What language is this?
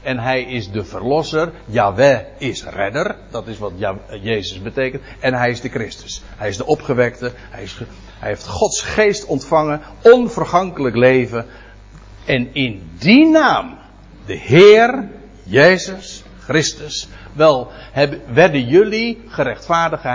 Dutch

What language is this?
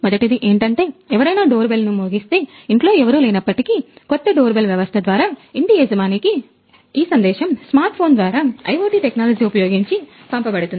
Telugu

